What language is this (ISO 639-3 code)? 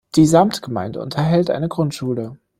deu